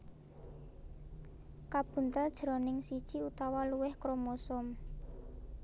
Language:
Javanese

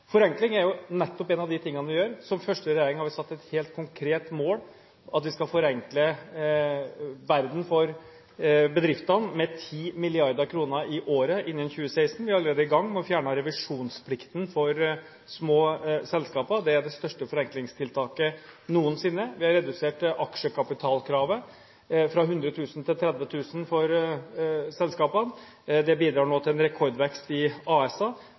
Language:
Norwegian Bokmål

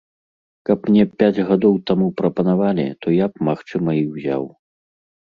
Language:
Belarusian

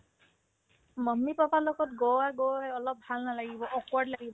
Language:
Assamese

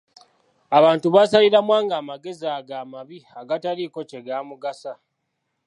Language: Ganda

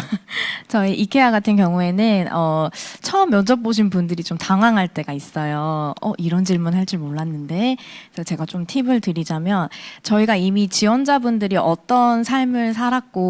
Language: Korean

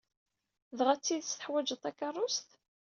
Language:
Kabyle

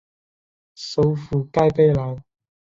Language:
Chinese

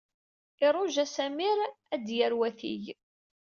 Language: Kabyle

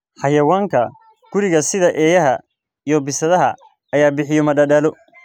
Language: Somali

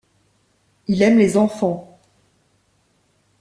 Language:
French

